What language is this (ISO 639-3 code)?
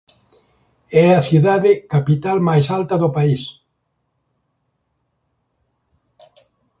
glg